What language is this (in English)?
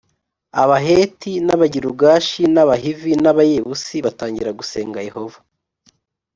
Kinyarwanda